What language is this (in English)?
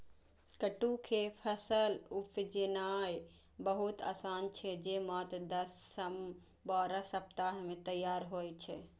Maithili